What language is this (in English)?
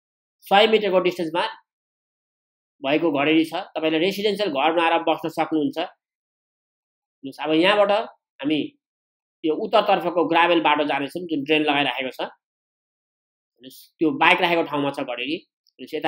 Hindi